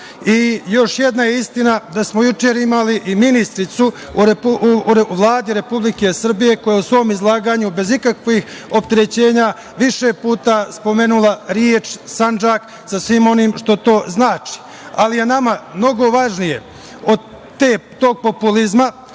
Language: Serbian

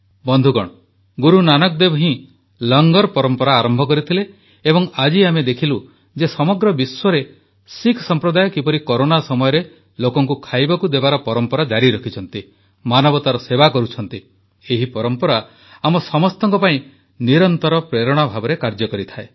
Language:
Odia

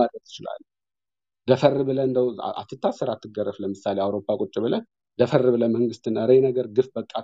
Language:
Amharic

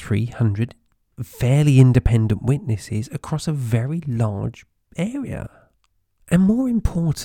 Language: English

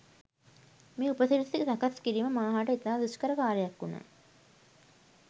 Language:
Sinhala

